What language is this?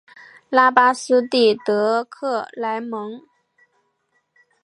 Chinese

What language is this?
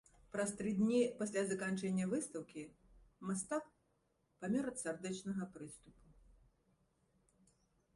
Belarusian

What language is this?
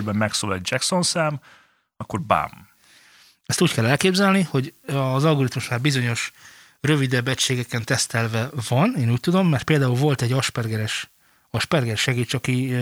Hungarian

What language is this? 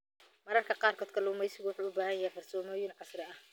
Somali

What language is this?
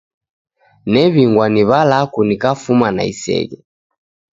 Taita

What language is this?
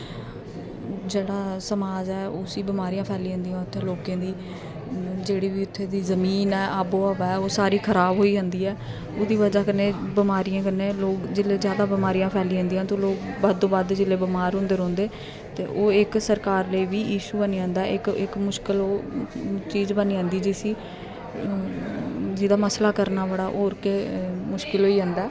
Dogri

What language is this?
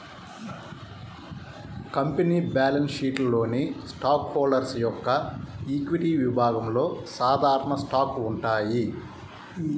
Telugu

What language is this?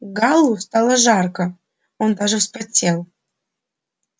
Russian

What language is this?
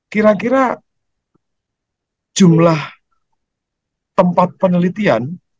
Indonesian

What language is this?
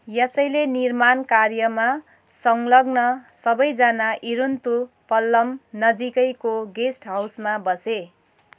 Nepali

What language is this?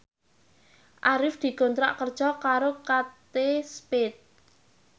Javanese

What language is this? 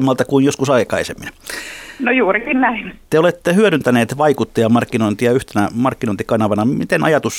Finnish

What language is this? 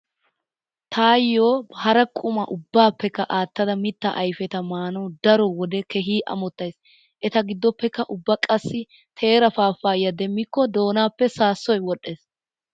Wolaytta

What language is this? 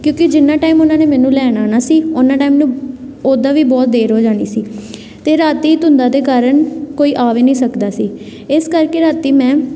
Punjabi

